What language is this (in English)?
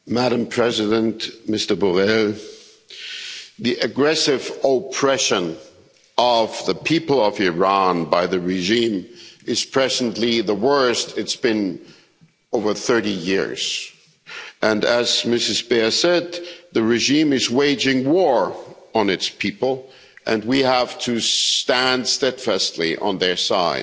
English